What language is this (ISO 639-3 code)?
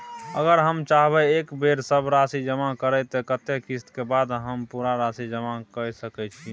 mai